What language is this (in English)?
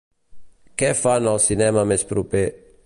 Catalan